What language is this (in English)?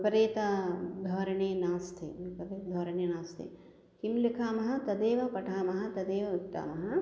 Sanskrit